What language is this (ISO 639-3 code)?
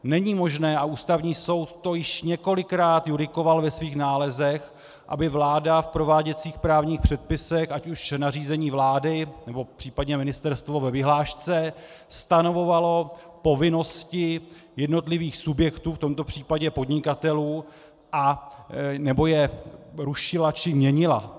ces